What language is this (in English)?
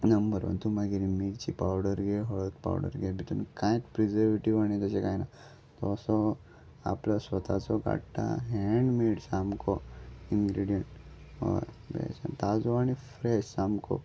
Konkani